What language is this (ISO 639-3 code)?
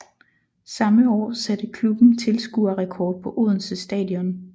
dan